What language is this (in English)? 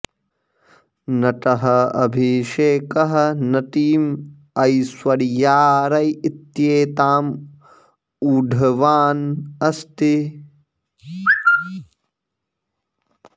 Sanskrit